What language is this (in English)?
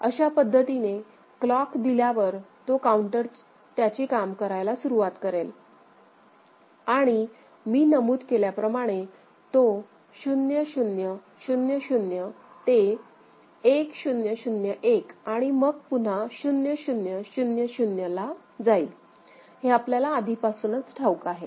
Marathi